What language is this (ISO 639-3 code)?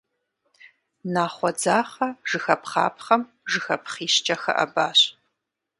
kbd